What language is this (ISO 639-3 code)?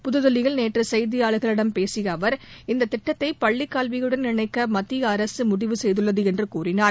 tam